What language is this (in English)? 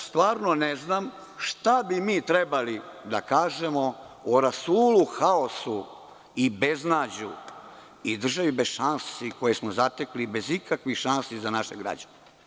Serbian